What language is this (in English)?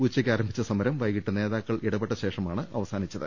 Malayalam